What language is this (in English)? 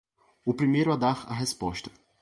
Portuguese